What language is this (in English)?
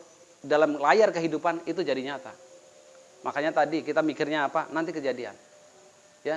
Indonesian